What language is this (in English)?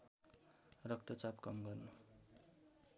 Nepali